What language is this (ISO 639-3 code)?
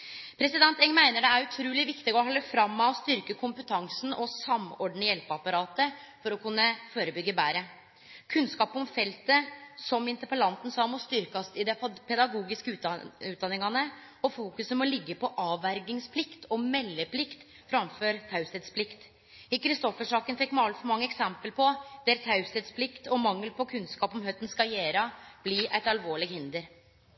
nno